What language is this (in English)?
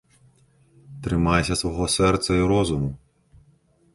Belarusian